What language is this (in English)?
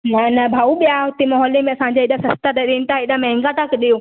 Sindhi